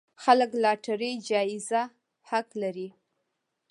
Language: Pashto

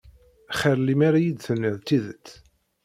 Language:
Kabyle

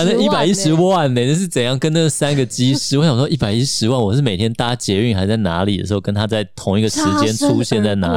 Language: Chinese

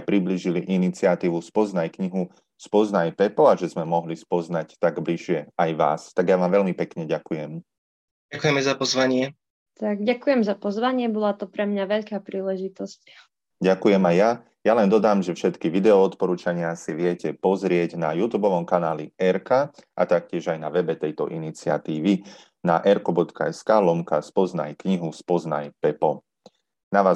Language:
Slovak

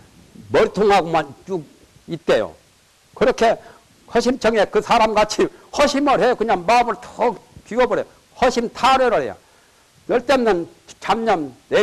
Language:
Korean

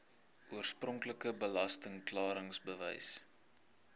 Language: Afrikaans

